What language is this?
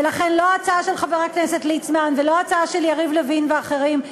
Hebrew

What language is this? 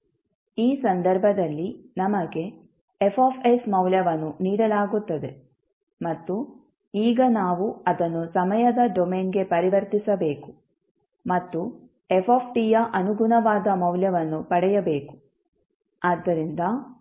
Kannada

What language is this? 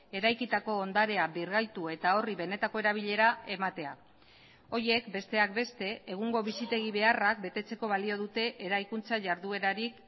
Basque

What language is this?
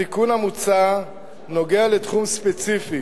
Hebrew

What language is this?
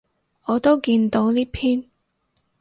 Cantonese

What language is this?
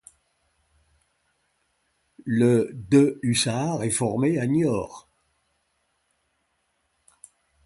French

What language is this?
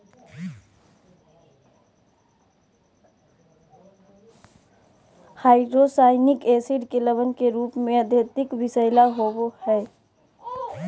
Magahi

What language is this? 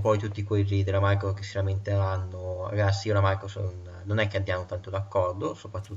Italian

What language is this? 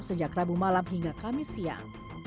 Indonesian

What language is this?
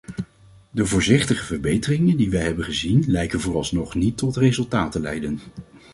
Dutch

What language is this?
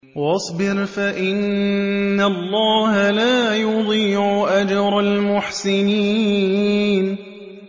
Arabic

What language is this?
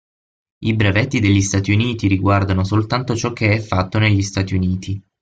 Italian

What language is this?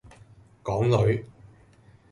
Cantonese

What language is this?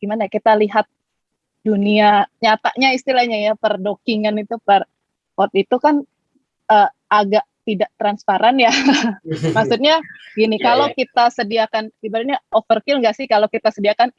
Indonesian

